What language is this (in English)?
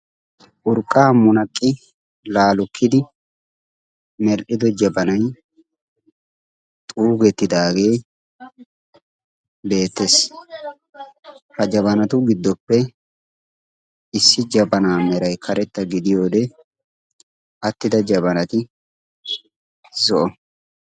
Wolaytta